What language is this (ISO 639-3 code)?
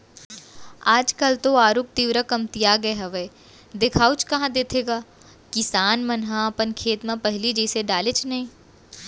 hne